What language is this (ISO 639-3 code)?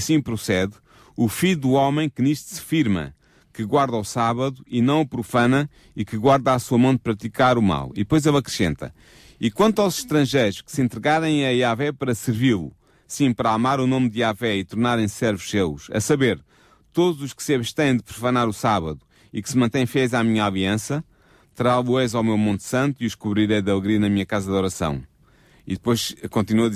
por